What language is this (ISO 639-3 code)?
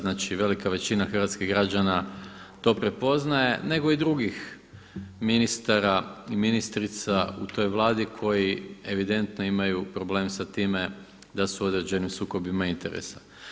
hrv